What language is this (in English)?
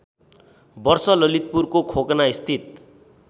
Nepali